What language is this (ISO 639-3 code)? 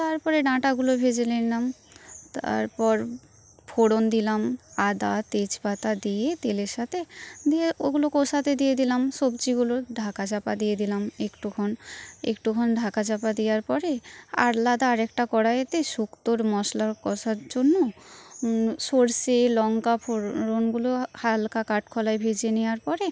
ben